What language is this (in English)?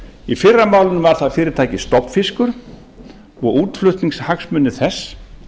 Icelandic